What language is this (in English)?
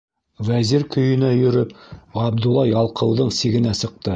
Bashkir